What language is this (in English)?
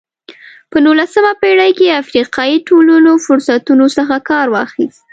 Pashto